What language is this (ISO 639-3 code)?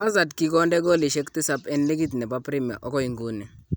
kln